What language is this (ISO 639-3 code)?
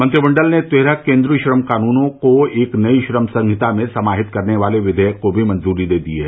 hin